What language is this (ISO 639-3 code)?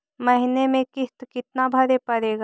mag